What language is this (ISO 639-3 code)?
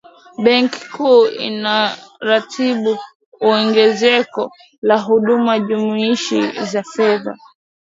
swa